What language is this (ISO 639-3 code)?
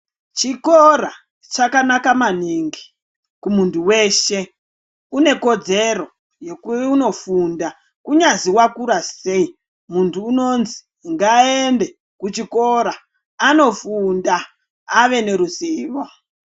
ndc